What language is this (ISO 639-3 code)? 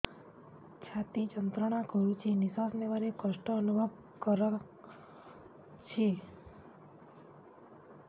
ori